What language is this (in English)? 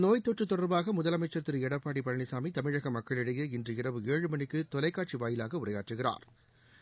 Tamil